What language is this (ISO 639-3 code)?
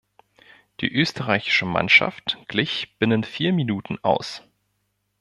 deu